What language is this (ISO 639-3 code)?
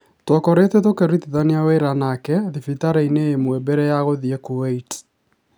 kik